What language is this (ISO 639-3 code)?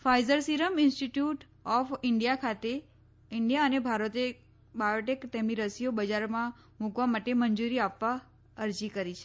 guj